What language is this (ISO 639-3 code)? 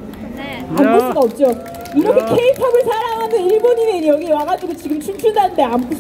kor